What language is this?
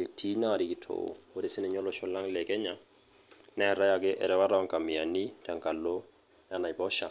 Masai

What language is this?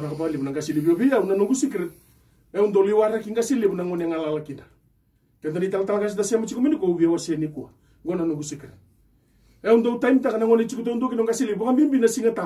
French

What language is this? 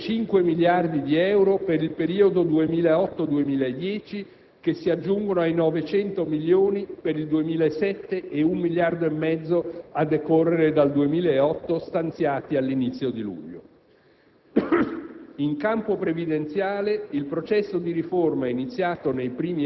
Italian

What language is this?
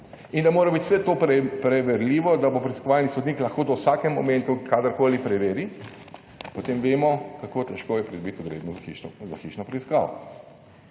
Slovenian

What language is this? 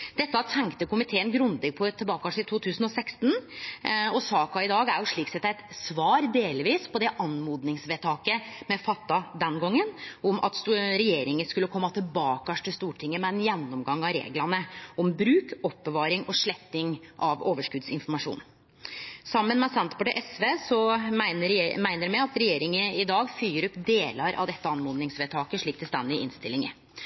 Norwegian Nynorsk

